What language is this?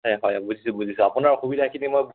Assamese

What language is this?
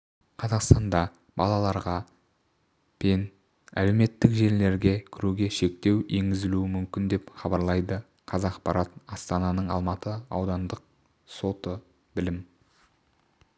Kazakh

